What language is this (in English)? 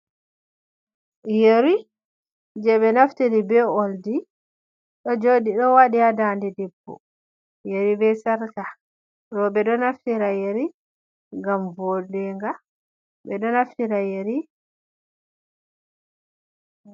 Fula